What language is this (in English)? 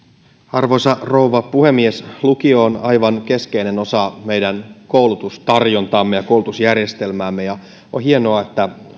Finnish